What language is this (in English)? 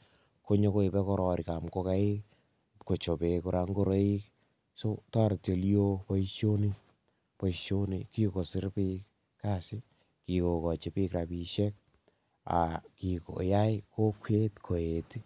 Kalenjin